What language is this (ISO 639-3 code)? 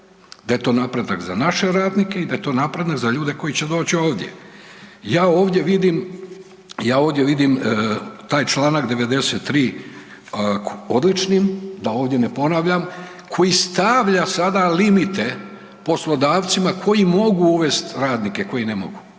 hrv